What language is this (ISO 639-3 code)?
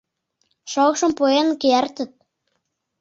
chm